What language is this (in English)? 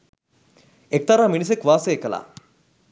Sinhala